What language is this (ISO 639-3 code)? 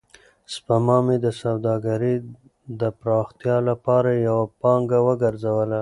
pus